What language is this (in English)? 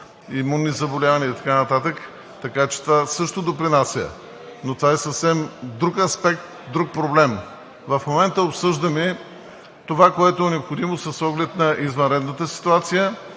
Bulgarian